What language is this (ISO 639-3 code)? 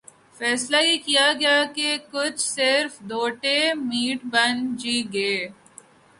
urd